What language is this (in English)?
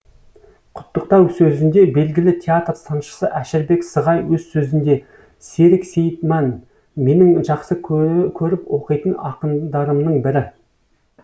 Kazakh